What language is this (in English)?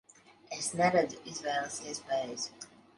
Latvian